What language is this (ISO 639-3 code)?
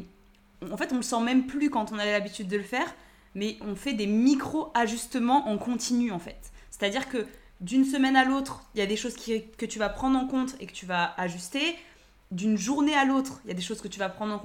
fra